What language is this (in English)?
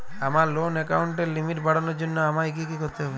Bangla